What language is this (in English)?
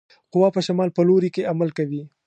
Pashto